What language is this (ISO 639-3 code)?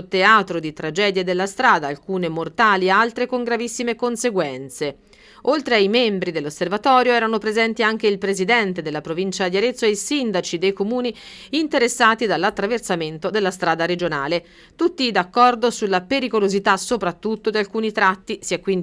ita